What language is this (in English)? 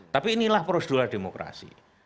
Indonesian